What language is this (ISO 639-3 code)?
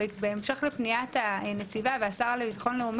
heb